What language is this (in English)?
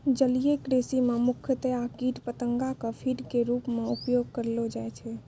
Maithili